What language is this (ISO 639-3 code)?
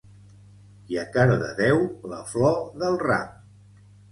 cat